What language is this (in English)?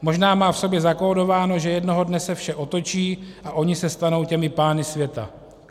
Czech